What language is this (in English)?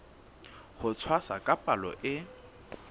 Southern Sotho